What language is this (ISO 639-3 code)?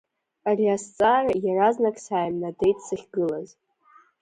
abk